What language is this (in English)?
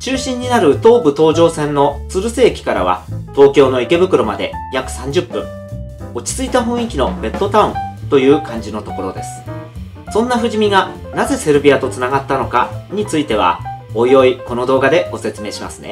Japanese